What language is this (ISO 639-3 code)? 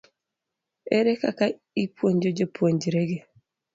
luo